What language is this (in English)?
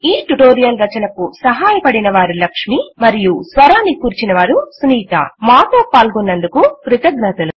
Telugu